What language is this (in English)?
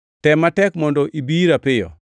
Luo (Kenya and Tanzania)